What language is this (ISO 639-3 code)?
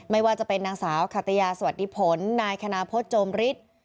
tha